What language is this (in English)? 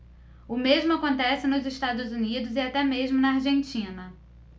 Portuguese